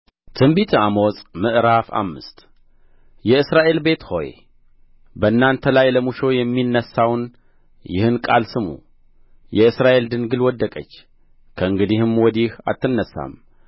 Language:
Amharic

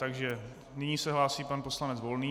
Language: Czech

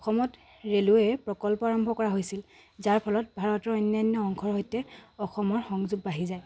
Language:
Assamese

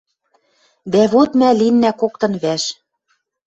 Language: Western Mari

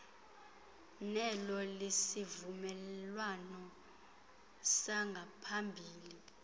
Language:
Xhosa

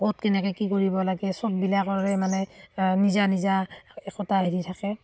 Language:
Assamese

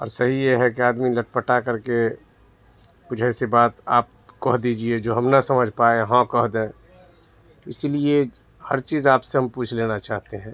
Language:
Urdu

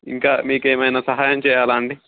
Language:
Telugu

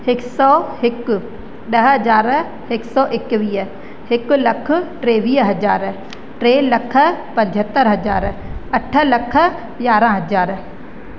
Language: Sindhi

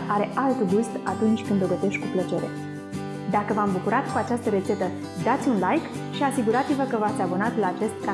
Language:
Romanian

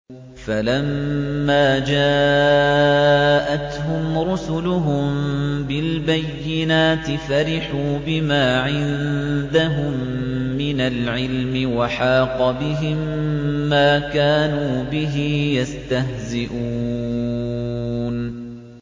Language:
Arabic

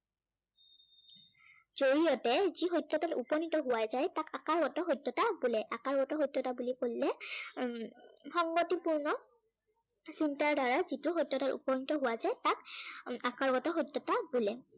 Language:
Assamese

